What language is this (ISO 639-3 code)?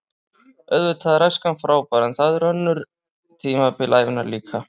isl